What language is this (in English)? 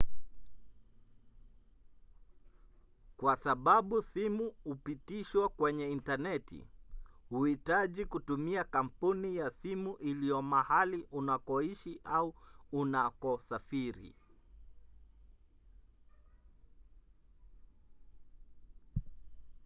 Swahili